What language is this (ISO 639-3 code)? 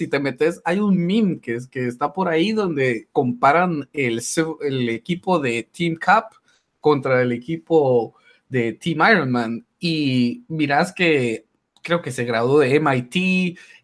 spa